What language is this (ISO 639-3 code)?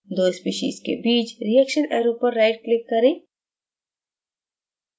hin